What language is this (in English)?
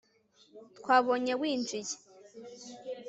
Kinyarwanda